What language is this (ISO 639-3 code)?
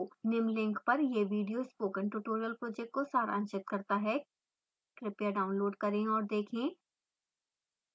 hin